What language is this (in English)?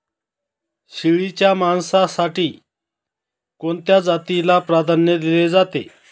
Marathi